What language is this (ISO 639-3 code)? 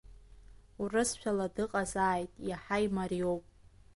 abk